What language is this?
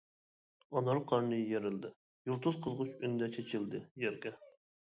Uyghur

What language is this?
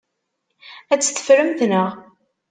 Kabyle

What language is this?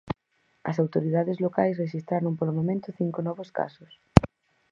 Galician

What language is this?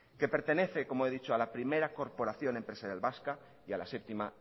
Spanish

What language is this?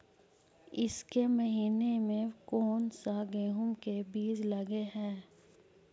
Magahi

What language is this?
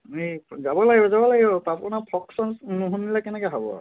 Assamese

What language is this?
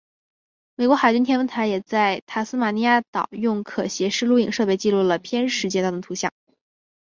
Chinese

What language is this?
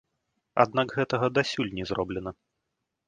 Belarusian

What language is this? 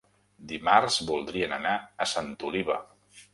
Catalan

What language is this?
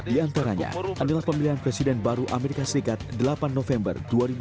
Indonesian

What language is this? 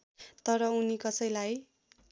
Nepali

